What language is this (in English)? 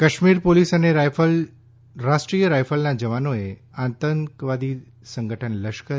Gujarati